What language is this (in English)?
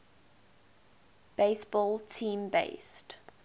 English